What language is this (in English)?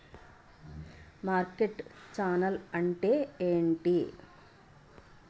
Telugu